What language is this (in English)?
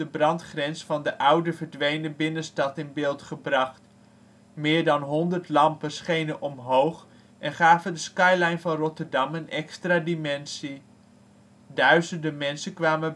Dutch